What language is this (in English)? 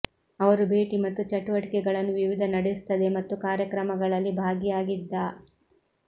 Kannada